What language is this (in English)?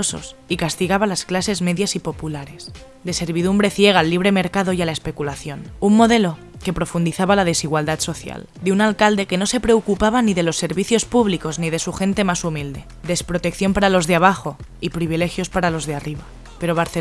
Spanish